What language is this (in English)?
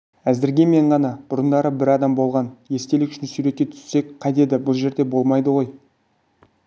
Kazakh